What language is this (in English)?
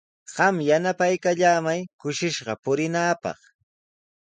Sihuas Ancash Quechua